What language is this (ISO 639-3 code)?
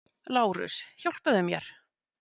isl